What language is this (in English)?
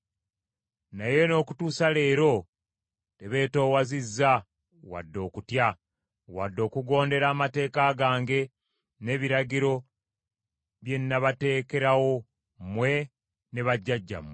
Ganda